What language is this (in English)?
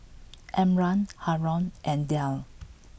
English